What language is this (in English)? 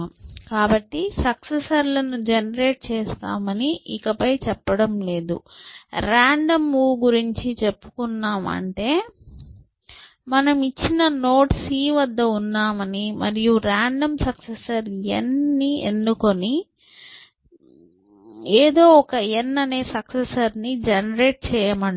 Telugu